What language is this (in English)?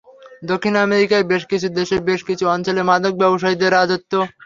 Bangla